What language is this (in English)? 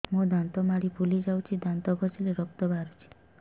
Odia